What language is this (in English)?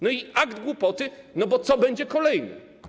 Polish